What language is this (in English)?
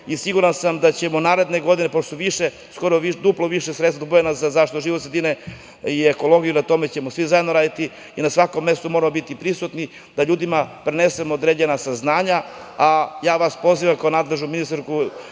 Serbian